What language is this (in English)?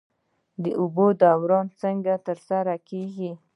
Pashto